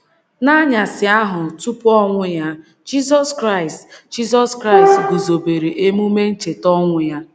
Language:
Igbo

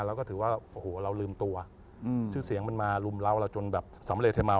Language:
Thai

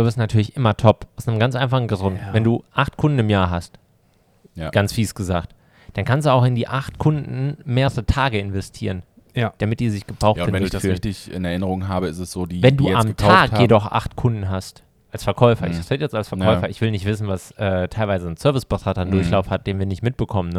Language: German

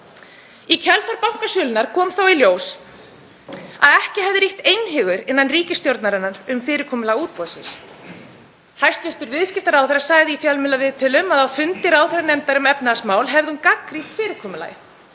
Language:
Icelandic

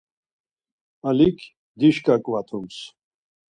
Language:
Laz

